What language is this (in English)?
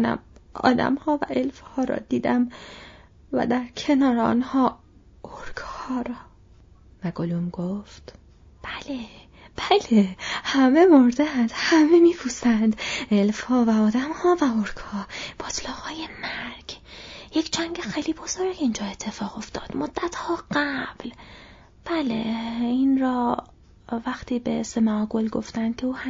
Persian